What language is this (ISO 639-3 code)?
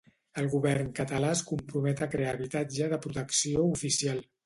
cat